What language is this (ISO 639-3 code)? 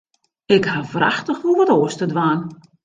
fry